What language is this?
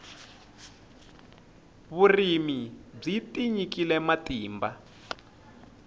Tsonga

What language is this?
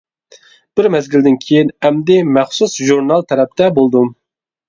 Uyghur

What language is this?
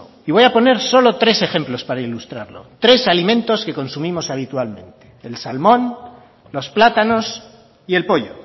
Spanish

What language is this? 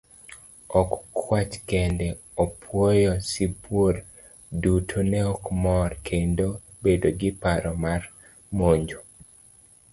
Luo (Kenya and Tanzania)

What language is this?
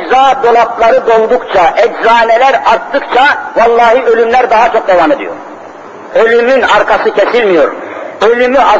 Turkish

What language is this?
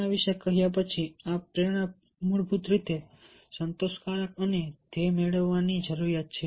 Gujarati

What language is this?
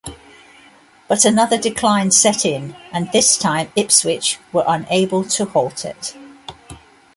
English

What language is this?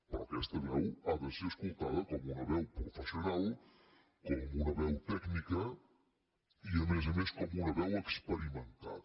Catalan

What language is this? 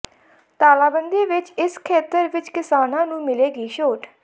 Punjabi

